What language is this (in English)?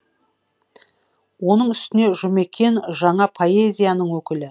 Kazakh